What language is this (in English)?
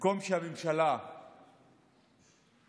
Hebrew